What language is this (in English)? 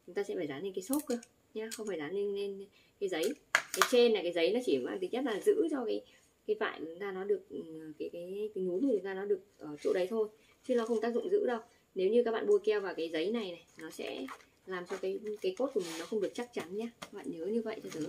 Vietnamese